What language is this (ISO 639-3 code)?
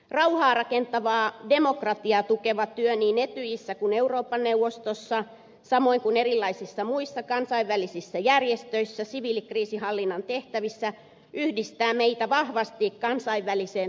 fin